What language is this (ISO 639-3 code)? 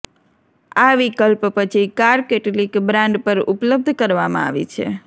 guj